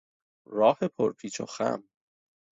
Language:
Persian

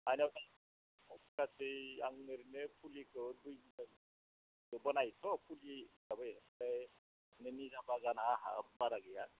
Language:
Bodo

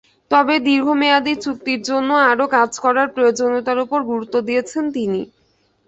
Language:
Bangla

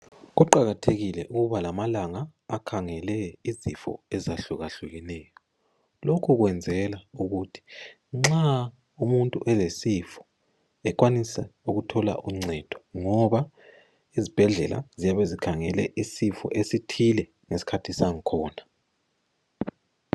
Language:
North Ndebele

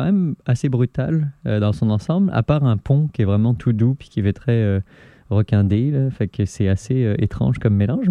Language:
French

